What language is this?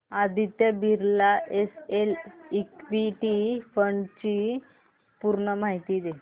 Marathi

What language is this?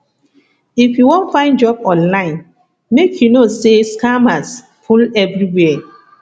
Nigerian Pidgin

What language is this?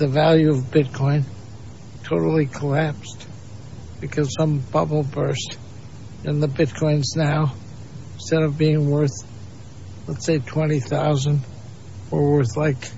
English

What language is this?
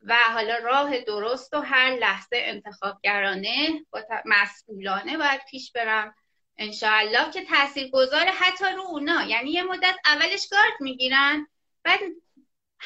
Persian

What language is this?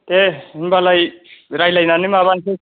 Bodo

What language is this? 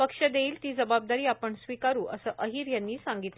Marathi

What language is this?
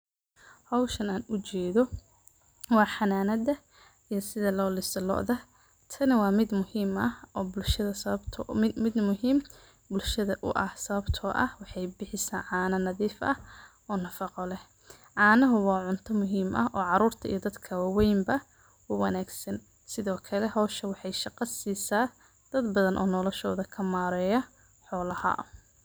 Somali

